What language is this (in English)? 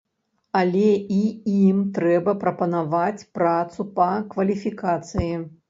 Belarusian